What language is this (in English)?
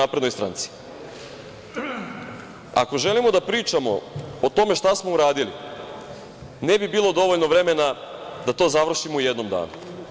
Serbian